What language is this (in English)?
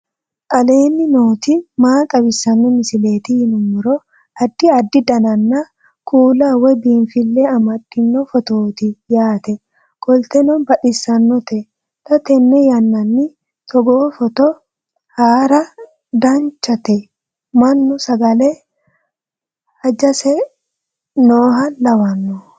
Sidamo